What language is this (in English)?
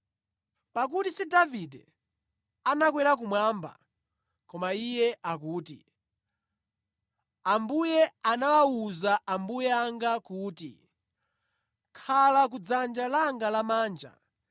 Nyanja